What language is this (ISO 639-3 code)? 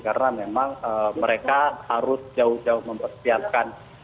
ind